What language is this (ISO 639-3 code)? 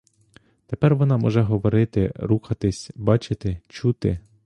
ukr